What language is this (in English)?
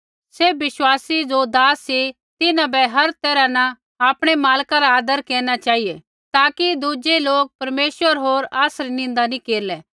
Kullu Pahari